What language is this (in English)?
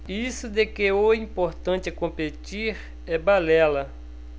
Portuguese